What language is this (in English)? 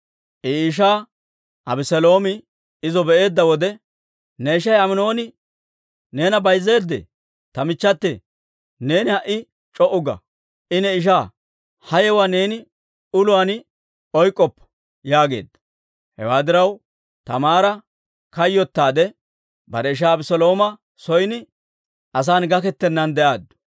Dawro